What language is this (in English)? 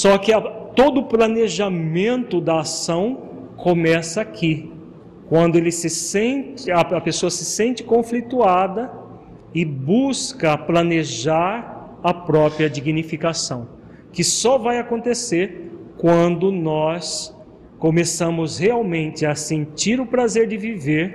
Portuguese